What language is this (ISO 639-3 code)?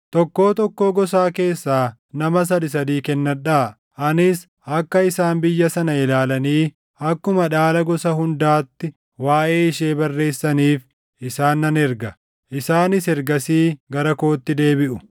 orm